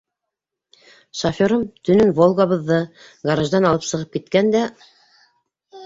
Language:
Bashkir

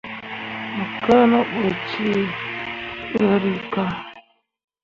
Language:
Mundang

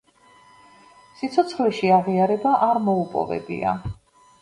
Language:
Georgian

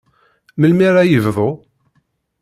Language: Kabyle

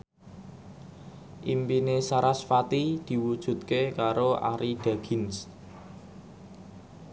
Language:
Javanese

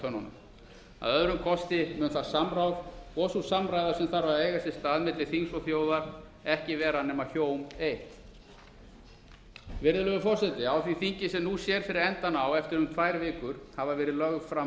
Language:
Icelandic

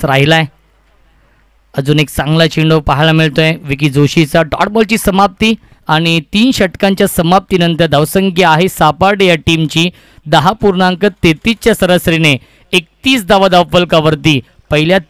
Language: Hindi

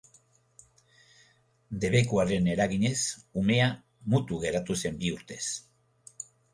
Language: Basque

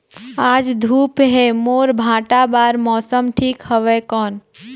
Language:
Chhattisgarhi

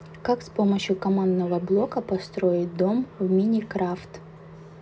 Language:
Russian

